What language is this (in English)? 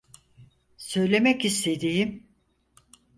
Turkish